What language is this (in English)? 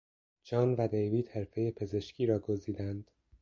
Persian